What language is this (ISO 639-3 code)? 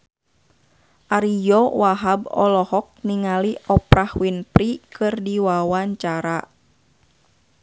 sun